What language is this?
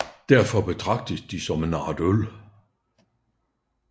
Danish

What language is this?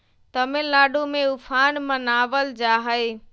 Magahi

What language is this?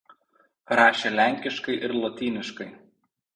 Lithuanian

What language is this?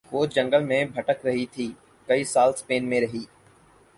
Urdu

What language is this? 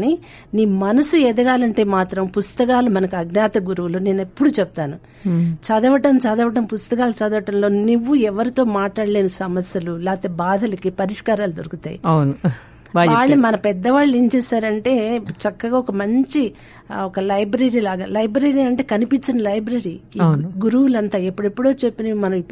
Telugu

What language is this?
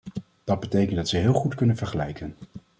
Dutch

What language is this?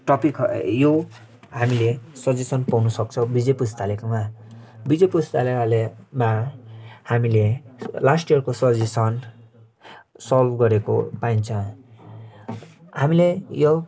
Nepali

